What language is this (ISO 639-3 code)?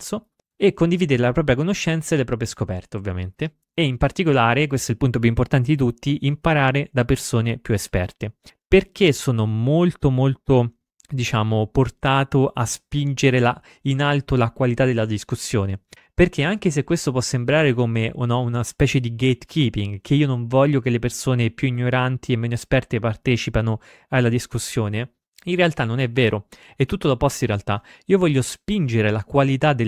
ita